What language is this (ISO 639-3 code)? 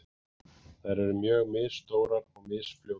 isl